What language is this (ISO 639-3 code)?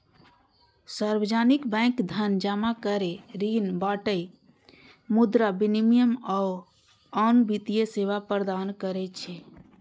mai